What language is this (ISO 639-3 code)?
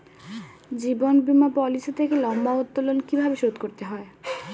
ben